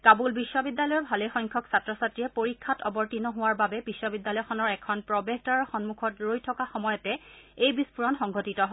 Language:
Assamese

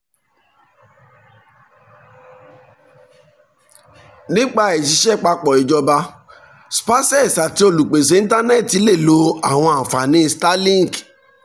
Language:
Yoruba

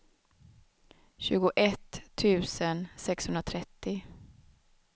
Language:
Swedish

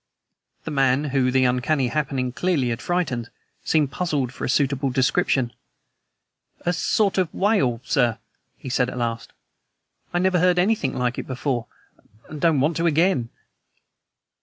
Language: English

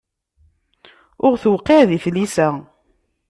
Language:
Kabyle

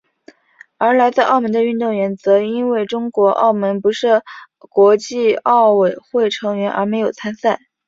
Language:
Chinese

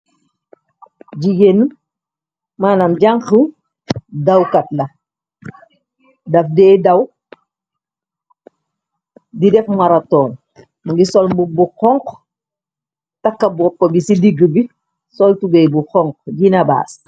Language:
Wolof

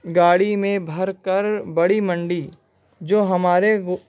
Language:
Urdu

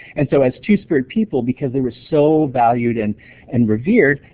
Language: English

